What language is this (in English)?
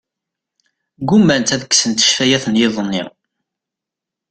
Kabyle